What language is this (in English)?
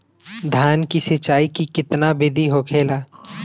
Bhojpuri